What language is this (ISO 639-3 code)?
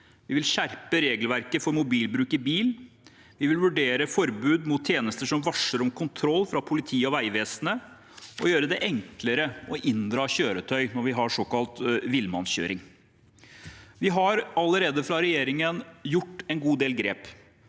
nor